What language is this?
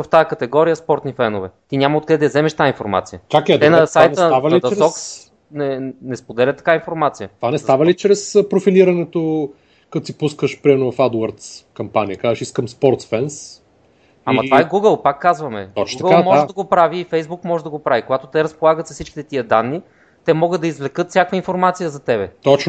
Bulgarian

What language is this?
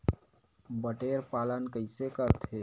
Chhattisgarhi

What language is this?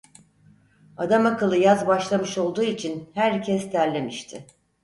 Turkish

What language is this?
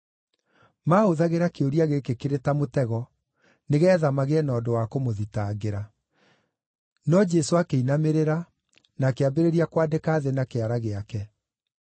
Kikuyu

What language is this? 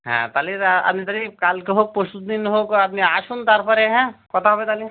Bangla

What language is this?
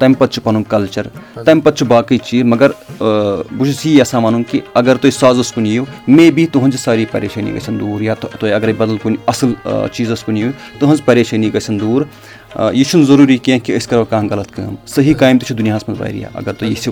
Urdu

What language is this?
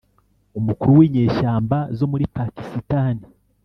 Kinyarwanda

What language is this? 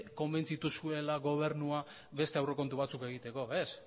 Basque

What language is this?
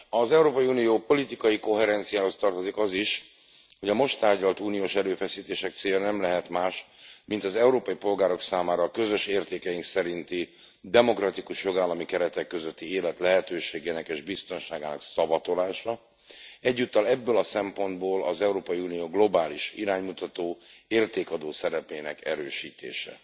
Hungarian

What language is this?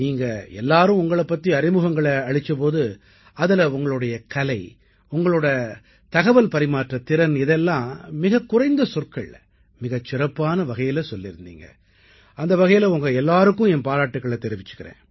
Tamil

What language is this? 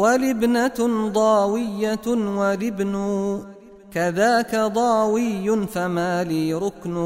Arabic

